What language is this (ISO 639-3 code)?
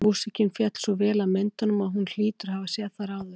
isl